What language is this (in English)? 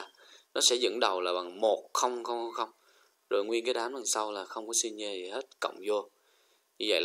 Vietnamese